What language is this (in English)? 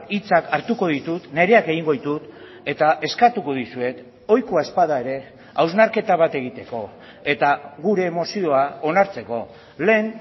Basque